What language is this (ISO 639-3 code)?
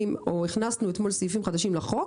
heb